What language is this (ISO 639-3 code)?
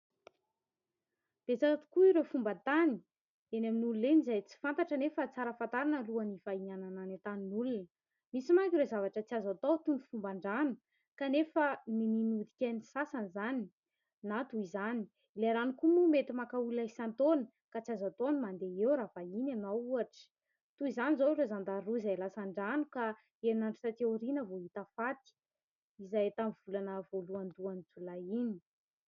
mlg